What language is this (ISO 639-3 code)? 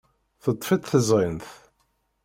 kab